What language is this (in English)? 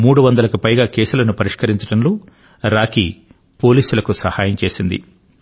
Telugu